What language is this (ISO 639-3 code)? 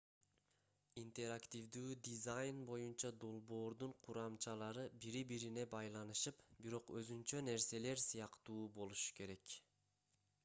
kir